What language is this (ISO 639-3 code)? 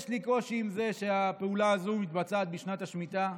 heb